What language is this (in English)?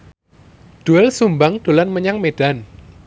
Javanese